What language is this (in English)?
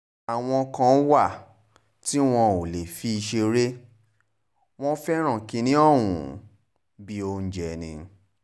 Yoruba